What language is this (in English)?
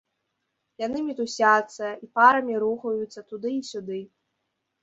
Belarusian